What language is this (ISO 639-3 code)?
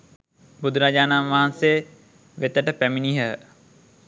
sin